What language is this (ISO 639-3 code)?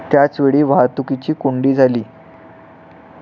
mar